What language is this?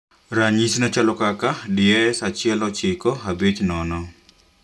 Luo (Kenya and Tanzania)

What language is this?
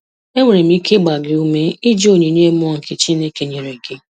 Igbo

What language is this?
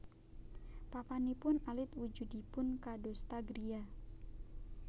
Javanese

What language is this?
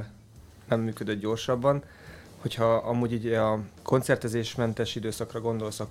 Hungarian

